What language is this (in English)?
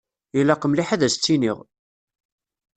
Kabyle